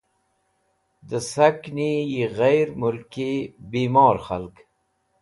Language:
Wakhi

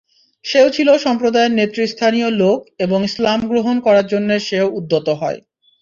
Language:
Bangla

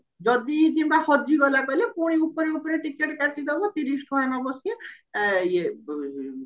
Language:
Odia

